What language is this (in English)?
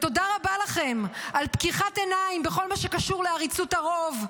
Hebrew